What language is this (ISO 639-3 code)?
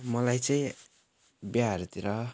nep